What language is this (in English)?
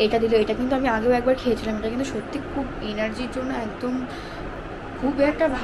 Romanian